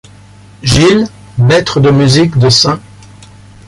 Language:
French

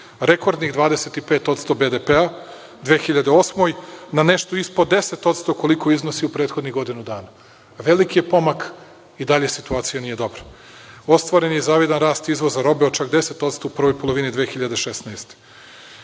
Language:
Serbian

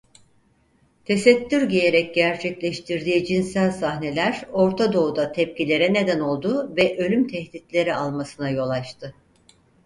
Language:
Turkish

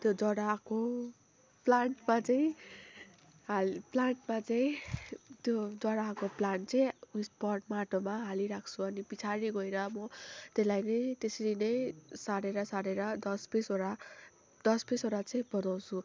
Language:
Nepali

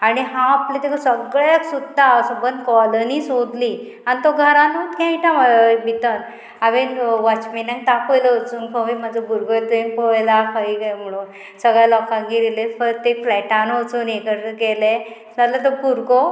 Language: Konkani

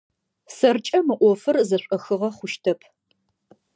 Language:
Adyghe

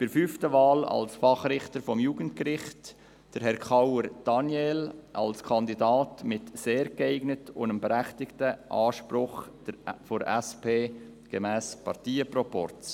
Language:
Swiss German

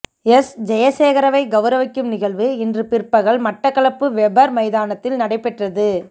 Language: Tamil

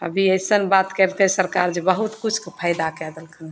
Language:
Maithili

